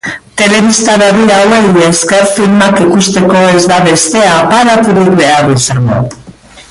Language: Basque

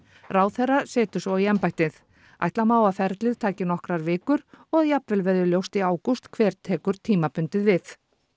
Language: Icelandic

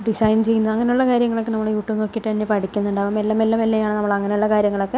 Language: Malayalam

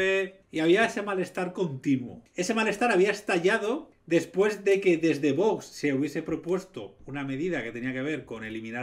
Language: Spanish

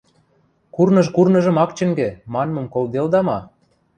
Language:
Western Mari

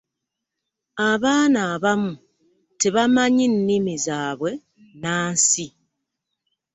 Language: Ganda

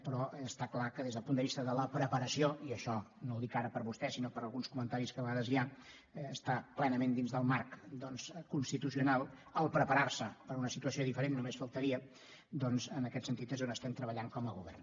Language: Catalan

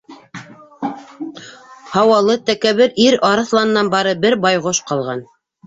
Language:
Bashkir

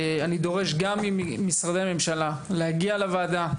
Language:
Hebrew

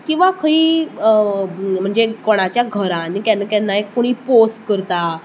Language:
Konkani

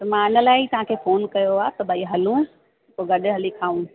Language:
Sindhi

